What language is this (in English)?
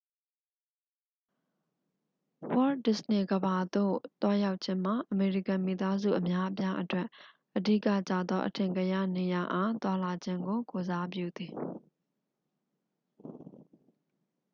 Burmese